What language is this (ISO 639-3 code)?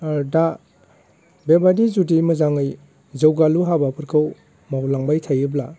brx